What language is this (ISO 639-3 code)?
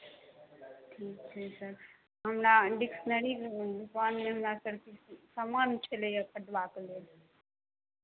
mai